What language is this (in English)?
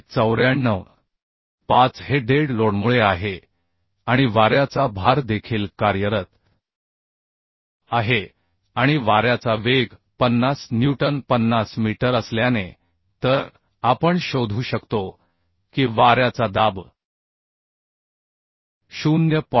Marathi